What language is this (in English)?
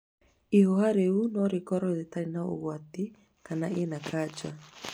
Kikuyu